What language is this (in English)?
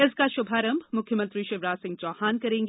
Hindi